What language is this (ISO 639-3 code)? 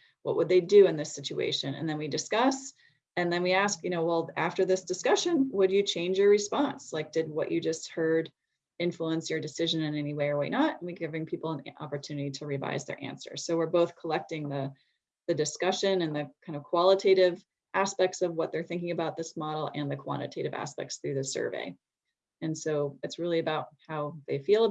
eng